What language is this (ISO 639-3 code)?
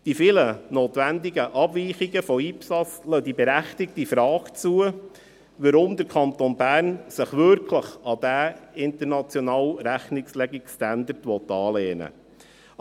gsw